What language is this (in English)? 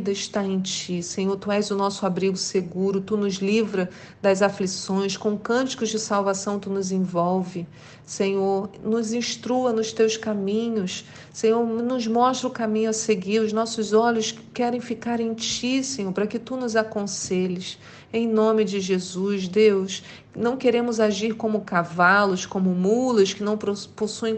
Portuguese